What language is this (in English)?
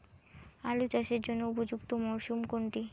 Bangla